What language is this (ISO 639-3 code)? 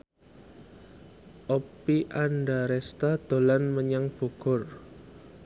jav